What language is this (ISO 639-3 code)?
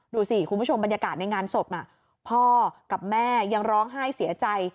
tha